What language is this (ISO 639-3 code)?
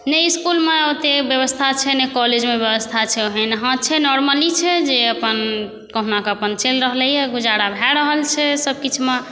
mai